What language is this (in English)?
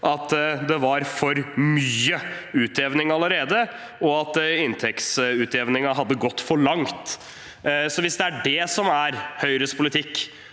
Norwegian